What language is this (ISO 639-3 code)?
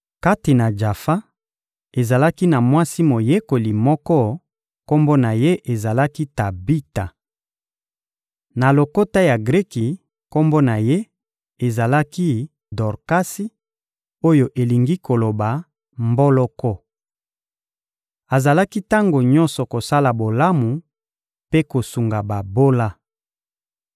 lin